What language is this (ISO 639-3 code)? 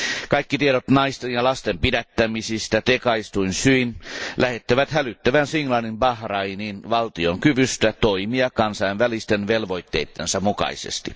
fin